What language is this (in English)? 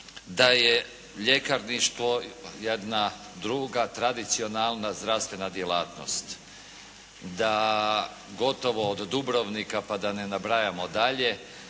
Croatian